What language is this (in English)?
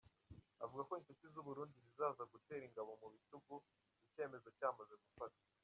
Kinyarwanda